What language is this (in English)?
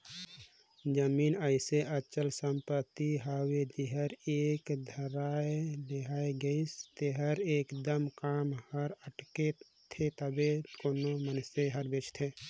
Chhattisgarhi